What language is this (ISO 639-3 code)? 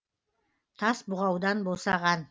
kaz